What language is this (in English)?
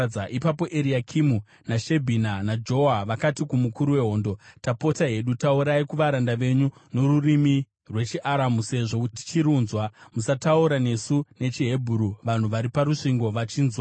Shona